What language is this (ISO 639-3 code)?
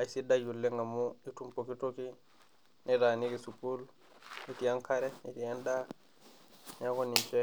mas